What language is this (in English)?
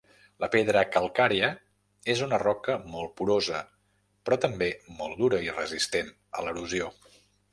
Catalan